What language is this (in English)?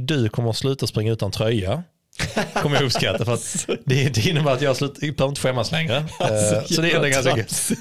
Swedish